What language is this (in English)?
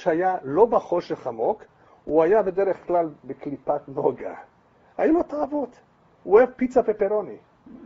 Hebrew